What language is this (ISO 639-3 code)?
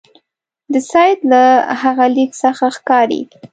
pus